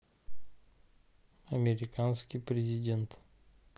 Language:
Russian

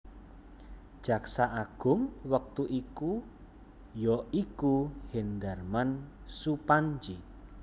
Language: Javanese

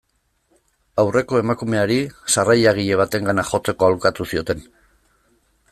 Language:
Basque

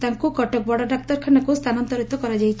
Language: Odia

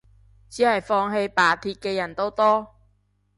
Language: Cantonese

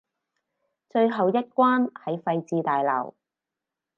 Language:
Cantonese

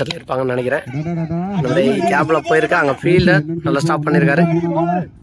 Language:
Tamil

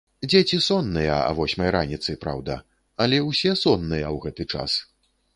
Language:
Belarusian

